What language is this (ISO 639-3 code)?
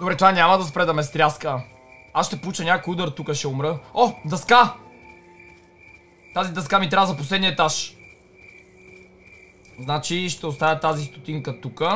bul